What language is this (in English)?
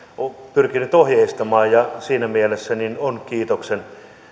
Finnish